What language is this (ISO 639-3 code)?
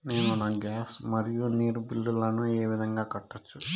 tel